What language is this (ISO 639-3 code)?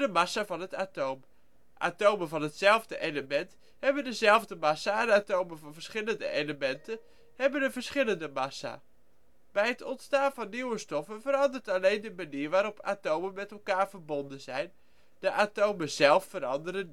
nld